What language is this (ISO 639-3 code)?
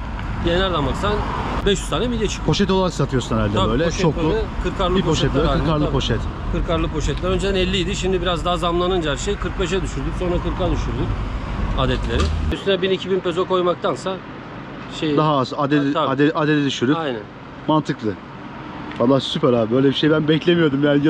tur